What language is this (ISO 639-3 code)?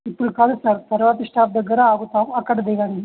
tel